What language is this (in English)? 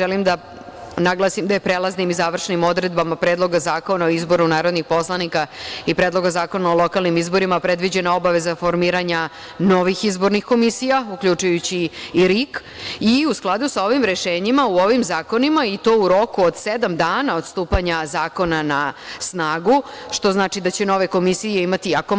Serbian